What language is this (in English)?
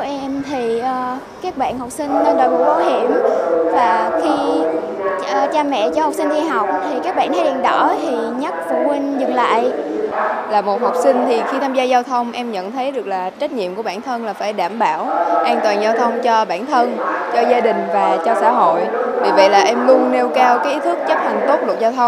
Vietnamese